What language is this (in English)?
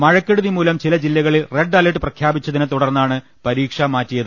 Malayalam